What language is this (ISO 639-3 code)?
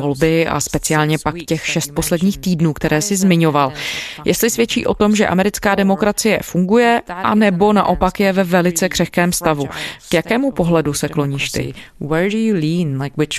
ces